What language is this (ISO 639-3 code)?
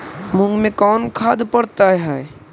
mag